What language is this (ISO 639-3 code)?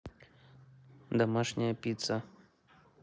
rus